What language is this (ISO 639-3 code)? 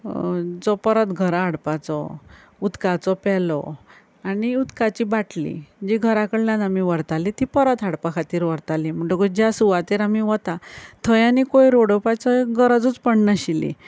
kok